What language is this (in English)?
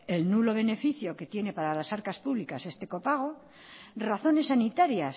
Spanish